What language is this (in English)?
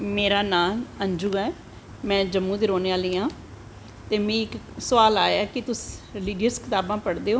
Dogri